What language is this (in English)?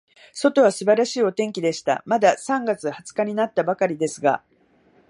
Japanese